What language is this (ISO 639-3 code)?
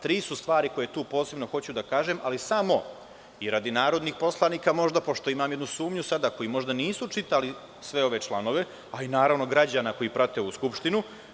srp